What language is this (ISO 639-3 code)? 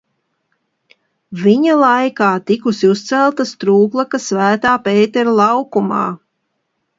lav